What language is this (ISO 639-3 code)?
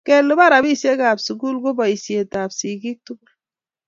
kln